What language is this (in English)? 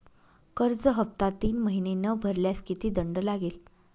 Marathi